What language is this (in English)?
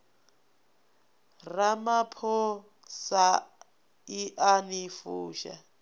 Venda